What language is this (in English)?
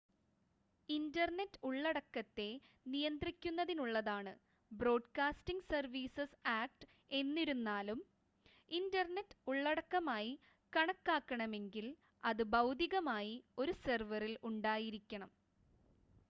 Malayalam